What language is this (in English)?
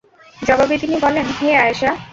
Bangla